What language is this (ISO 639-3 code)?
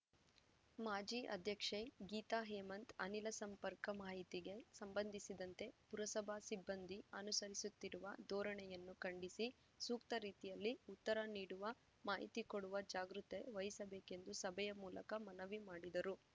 kan